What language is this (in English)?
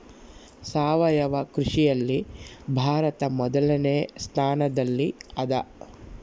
Kannada